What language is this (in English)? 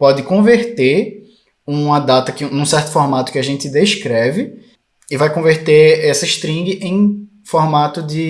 Portuguese